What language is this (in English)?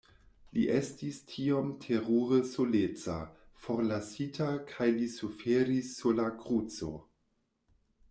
Esperanto